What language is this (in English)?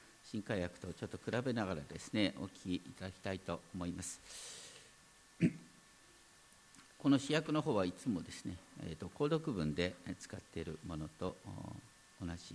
Japanese